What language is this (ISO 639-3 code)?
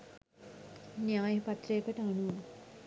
sin